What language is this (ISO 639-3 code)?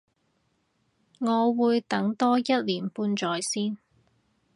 yue